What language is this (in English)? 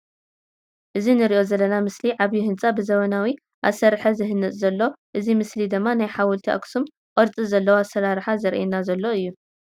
Tigrinya